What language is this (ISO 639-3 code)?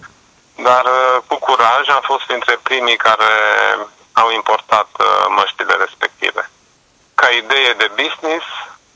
ron